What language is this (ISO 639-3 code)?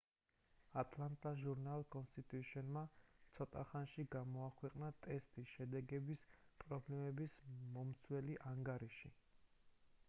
kat